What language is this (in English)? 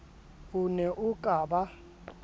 Southern Sotho